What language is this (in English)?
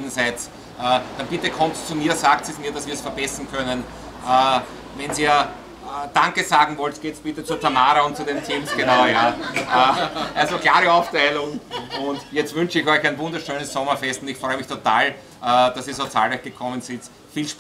German